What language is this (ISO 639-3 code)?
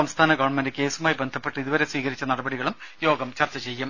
mal